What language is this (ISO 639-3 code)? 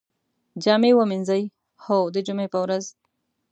pus